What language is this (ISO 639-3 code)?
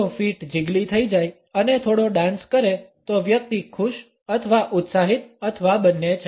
guj